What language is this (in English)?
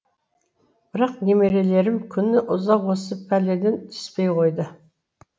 Kazakh